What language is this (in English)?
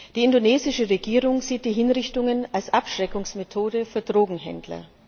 German